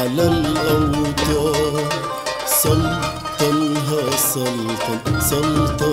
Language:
Turkish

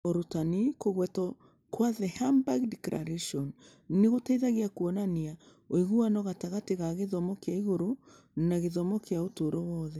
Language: Kikuyu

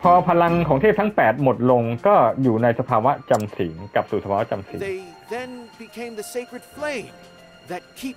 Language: Thai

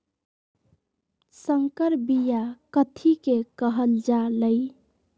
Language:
Magahi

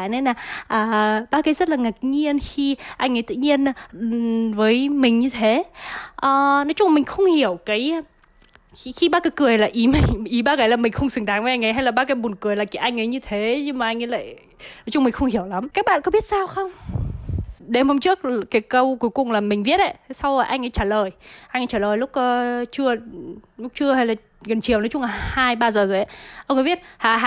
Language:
Vietnamese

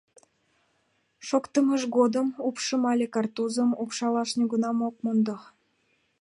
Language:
Mari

